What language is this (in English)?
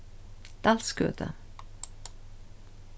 Faroese